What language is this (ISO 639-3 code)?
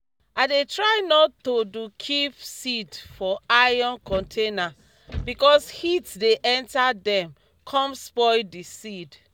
pcm